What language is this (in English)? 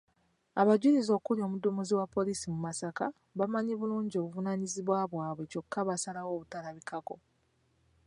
Ganda